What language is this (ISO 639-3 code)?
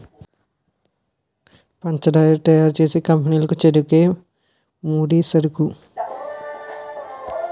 tel